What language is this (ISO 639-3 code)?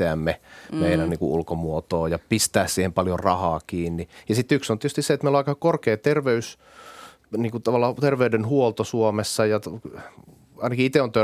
fin